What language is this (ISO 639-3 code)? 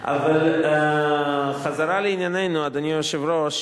heb